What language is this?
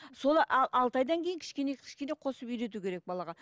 Kazakh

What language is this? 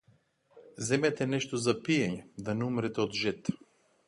Macedonian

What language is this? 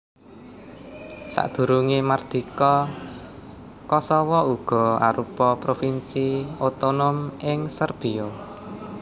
Javanese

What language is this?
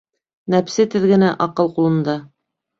Bashkir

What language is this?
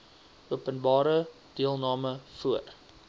Afrikaans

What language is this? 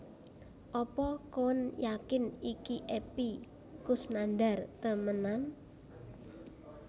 Javanese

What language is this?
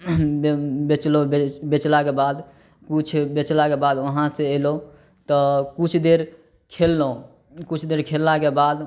Maithili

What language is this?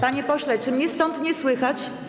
Polish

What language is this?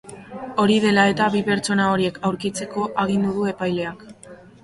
Basque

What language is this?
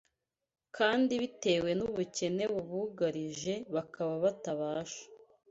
Kinyarwanda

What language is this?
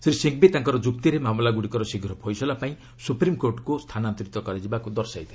Odia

